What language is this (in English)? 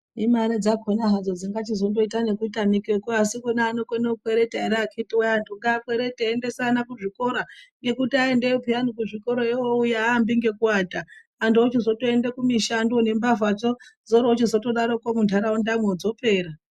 Ndau